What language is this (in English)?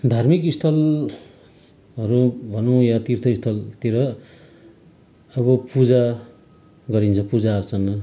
Nepali